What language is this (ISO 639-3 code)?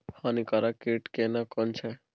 mai